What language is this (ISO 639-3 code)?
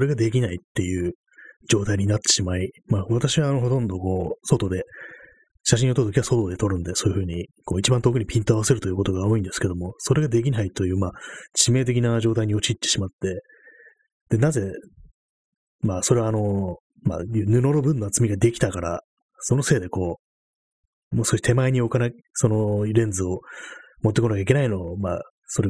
jpn